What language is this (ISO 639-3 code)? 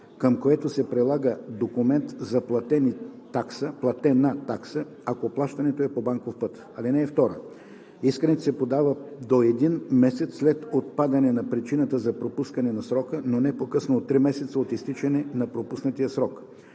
bul